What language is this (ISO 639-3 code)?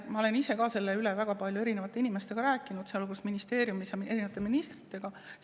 est